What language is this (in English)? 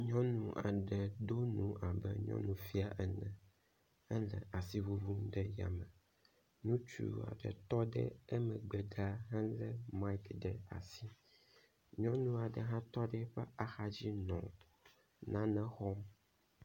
Ewe